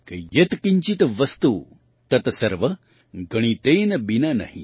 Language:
Gujarati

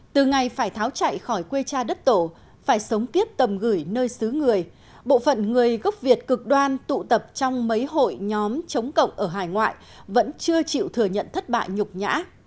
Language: Vietnamese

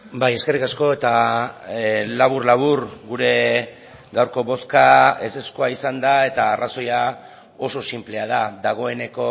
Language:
Basque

